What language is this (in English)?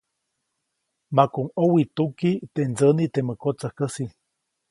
Copainalá Zoque